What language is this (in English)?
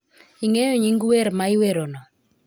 Luo (Kenya and Tanzania)